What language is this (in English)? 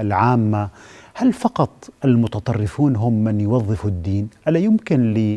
Arabic